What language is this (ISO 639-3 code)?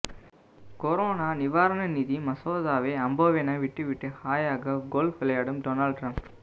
tam